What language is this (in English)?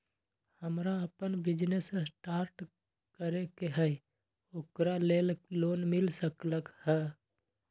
Magahi